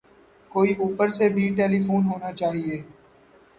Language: Urdu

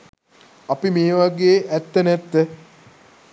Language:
Sinhala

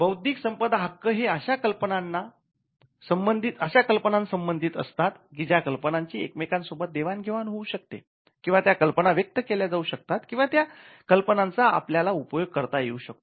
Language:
Marathi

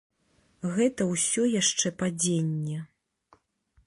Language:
Belarusian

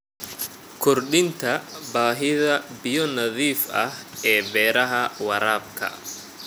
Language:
Somali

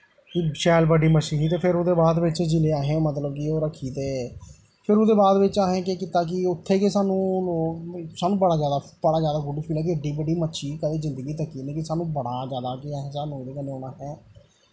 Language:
Dogri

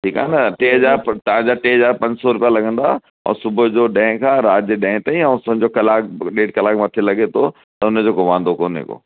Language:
Sindhi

